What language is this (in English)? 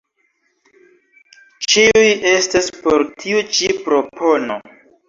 Esperanto